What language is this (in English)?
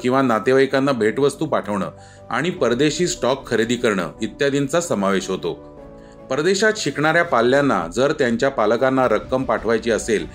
Marathi